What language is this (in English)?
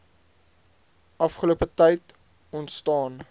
Afrikaans